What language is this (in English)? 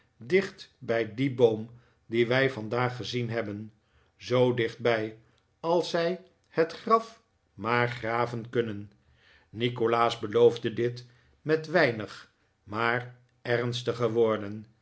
Dutch